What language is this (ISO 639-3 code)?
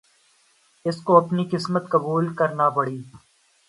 urd